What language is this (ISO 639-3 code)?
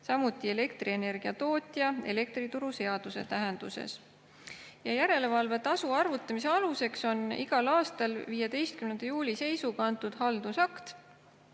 est